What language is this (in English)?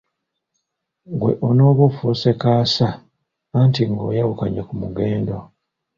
Ganda